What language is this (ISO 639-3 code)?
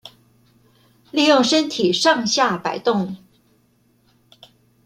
zho